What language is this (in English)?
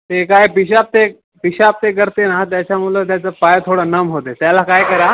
Marathi